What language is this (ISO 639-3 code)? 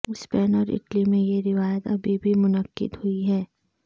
urd